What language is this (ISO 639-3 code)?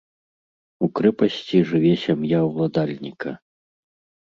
bel